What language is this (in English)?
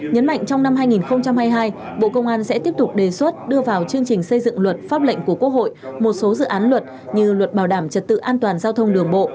Vietnamese